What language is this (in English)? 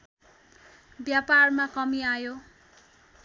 Nepali